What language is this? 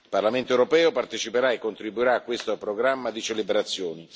Italian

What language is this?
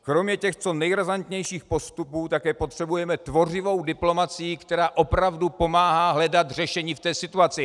Czech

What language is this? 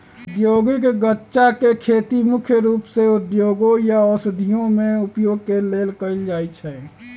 Magahi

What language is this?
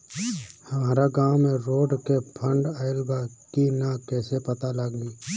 Bhojpuri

